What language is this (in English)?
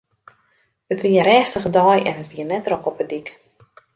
Western Frisian